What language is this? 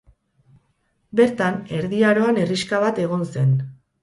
Basque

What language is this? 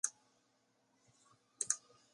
Western Frisian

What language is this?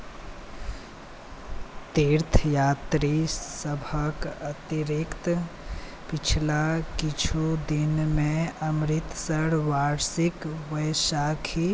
Maithili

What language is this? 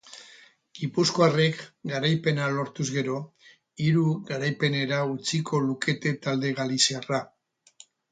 Basque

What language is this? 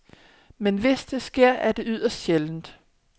Danish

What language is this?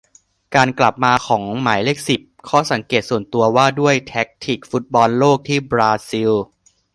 Thai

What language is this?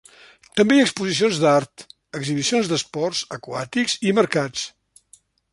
Catalan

